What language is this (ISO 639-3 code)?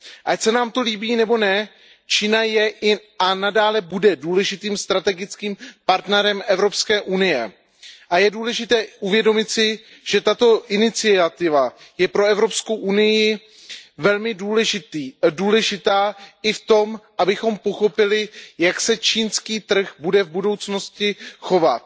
ces